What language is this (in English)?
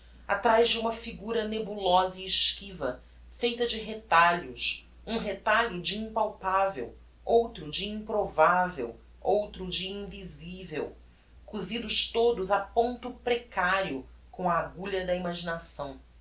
Portuguese